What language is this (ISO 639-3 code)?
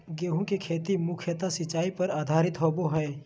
mag